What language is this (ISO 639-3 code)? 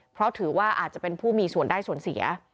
tha